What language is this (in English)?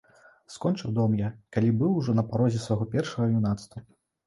Belarusian